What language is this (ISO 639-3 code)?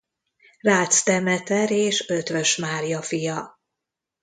hun